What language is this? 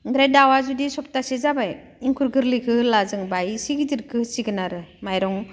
Bodo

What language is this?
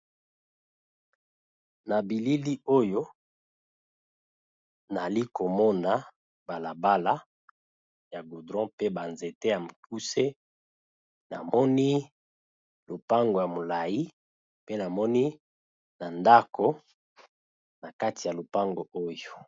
Lingala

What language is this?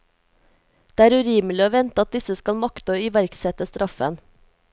Norwegian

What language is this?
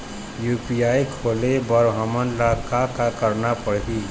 Chhattisgarhi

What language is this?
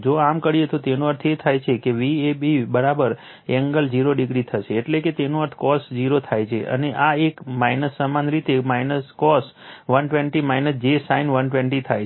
Gujarati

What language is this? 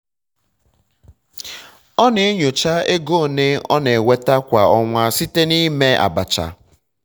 Igbo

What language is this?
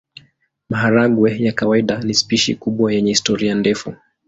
Swahili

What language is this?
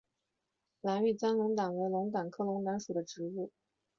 Chinese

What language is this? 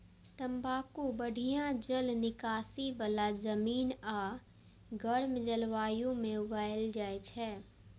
Maithili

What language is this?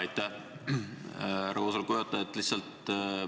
Estonian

